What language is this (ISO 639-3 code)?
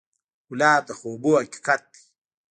pus